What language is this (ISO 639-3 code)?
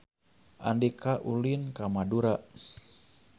sun